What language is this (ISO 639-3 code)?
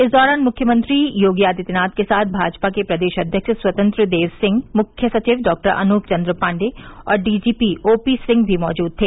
hin